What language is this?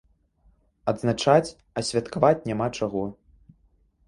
Belarusian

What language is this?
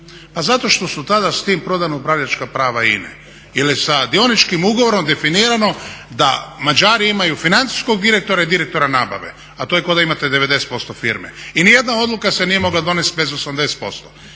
Croatian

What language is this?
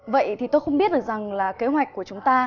Vietnamese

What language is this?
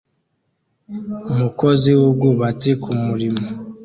Kinyarwanda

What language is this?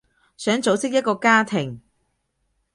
Cantonese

